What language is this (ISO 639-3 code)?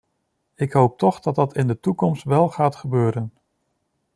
nld